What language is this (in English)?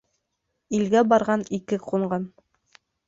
Bashkir